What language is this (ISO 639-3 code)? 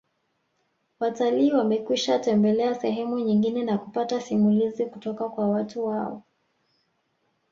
swa